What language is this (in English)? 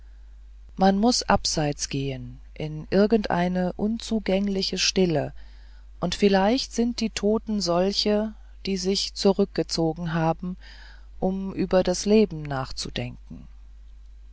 German